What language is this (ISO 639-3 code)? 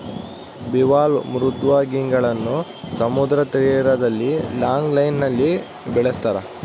kan